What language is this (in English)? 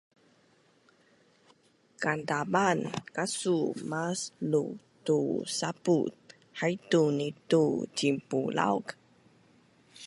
Bunun